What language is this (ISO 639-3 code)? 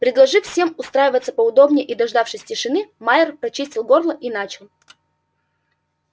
rus